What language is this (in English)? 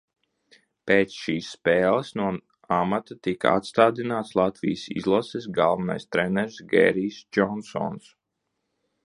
Latvian